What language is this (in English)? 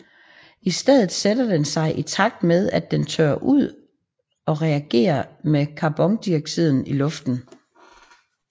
Danish